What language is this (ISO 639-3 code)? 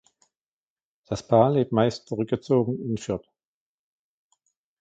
deu